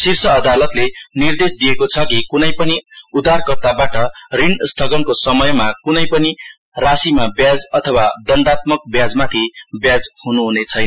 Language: Nepali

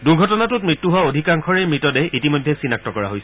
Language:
Assamese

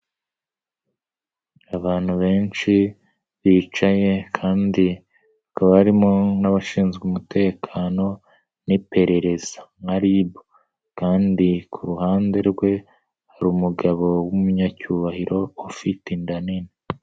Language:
Kinyarwanda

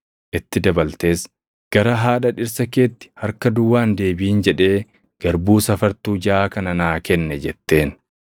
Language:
Oromo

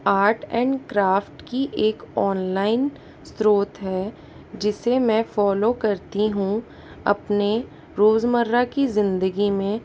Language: Hindi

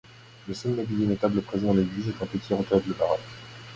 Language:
French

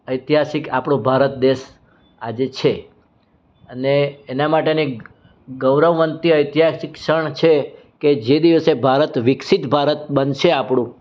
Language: Gujarati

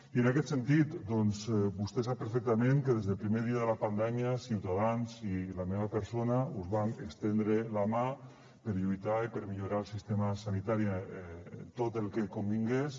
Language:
Catalan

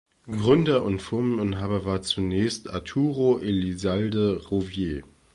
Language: German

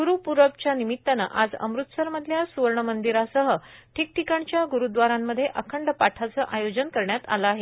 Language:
Marathi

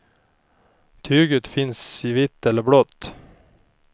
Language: Swedish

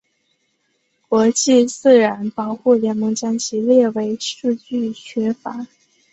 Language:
Chinese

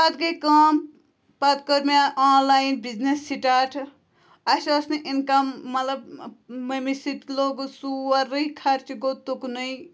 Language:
Kashmiri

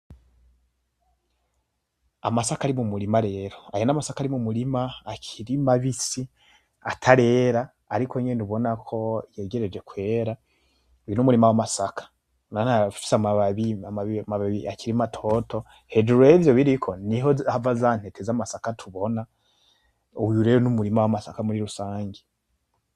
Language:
Rundi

